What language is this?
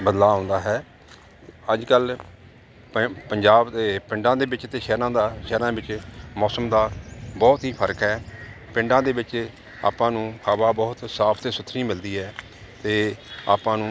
Punjabi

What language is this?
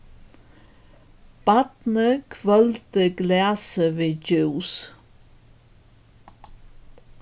Faroese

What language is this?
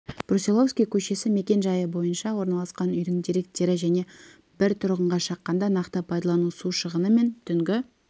Kazakh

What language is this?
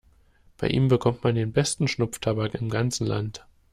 German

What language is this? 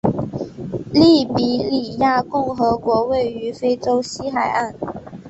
Chinese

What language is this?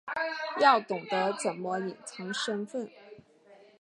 Chinese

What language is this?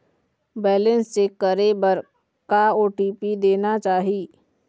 Chhattisgarhi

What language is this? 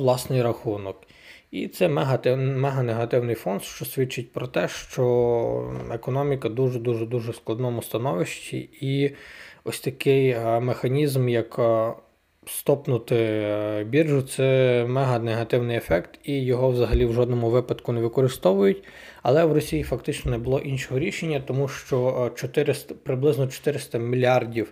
Ukrainian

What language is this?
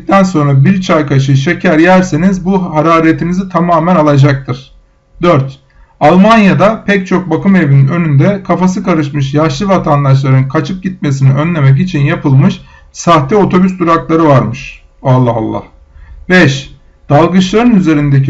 Turkish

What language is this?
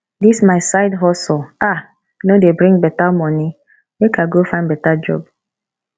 Nigerian Pidgin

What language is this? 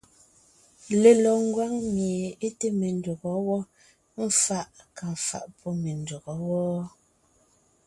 Ngiemboon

